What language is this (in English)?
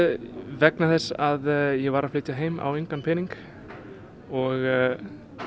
Icelandic